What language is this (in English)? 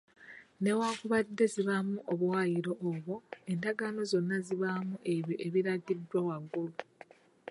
Ganda